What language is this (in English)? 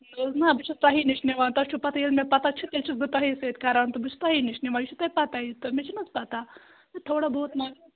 Kashmiri